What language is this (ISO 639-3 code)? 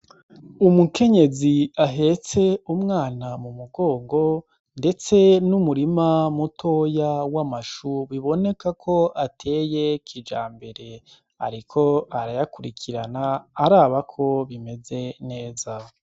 run